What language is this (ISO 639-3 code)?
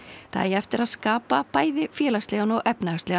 isl